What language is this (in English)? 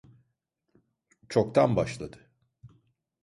Turkish